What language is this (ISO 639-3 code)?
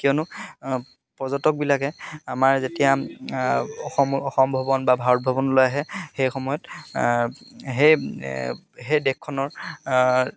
asm